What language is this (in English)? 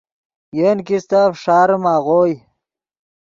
Yidgha